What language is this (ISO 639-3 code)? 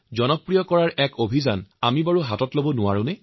asm